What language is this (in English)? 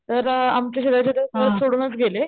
Marathi